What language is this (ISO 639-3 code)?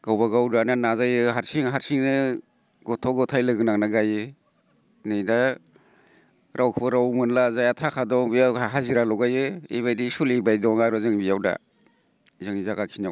brx